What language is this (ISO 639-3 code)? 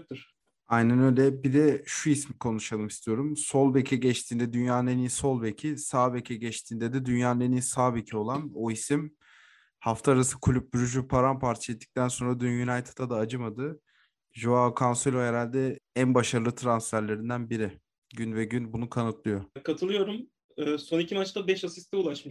tur